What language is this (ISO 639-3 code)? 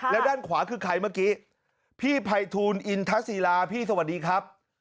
tha